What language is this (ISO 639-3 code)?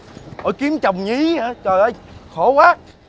vie